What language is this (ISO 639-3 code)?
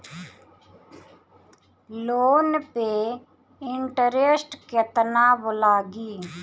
bho